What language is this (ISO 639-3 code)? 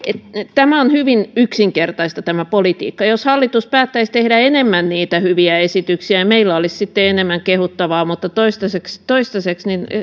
fin